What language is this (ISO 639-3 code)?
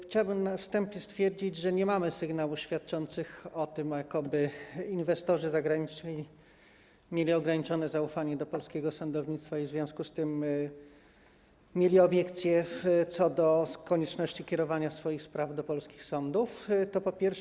pol